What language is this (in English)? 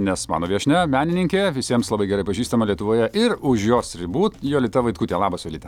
Lithuanian